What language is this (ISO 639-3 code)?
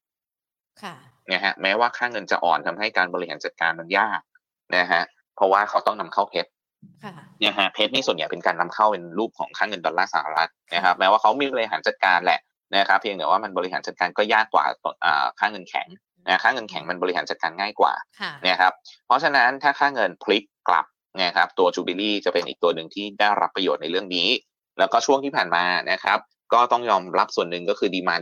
tha